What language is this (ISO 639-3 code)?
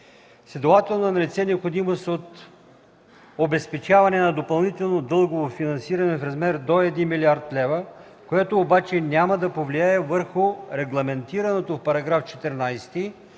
bul